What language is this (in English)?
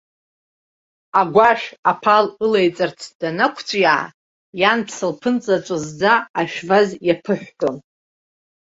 Abkhazian